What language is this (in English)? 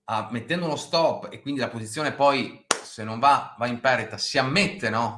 Italian